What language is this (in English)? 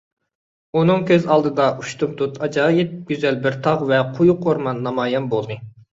Uyghur